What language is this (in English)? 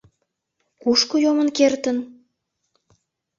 Mari